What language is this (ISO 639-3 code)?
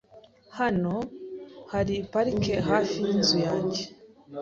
kin